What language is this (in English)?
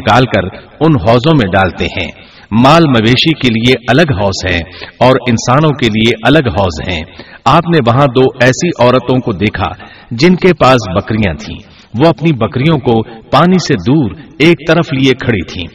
Urdu